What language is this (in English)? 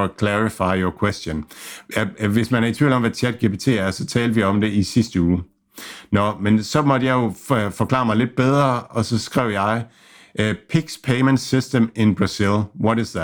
Danish